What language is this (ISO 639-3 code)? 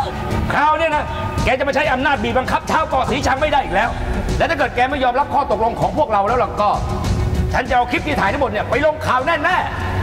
tha